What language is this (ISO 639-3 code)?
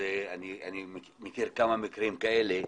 heb